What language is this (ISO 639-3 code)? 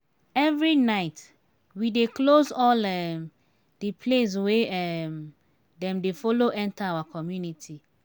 pcm